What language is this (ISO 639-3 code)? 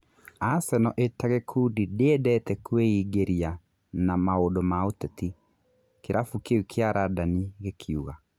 kik